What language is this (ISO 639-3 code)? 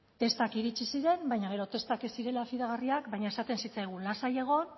eus